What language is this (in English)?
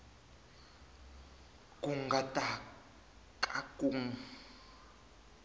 Tsonga